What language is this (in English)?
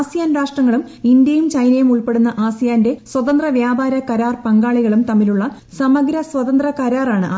Malayalam